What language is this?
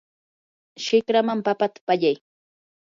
Yanahuanca Pasco Quechua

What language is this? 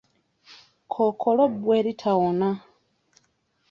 Ganda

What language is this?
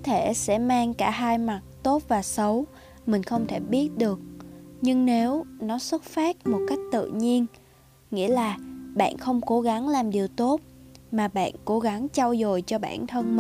Vietnamese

